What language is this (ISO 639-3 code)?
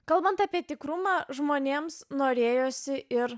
lit